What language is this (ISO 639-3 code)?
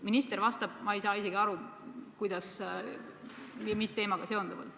est